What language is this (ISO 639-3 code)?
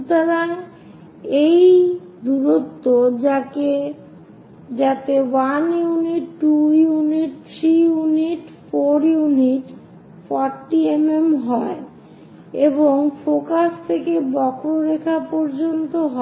ben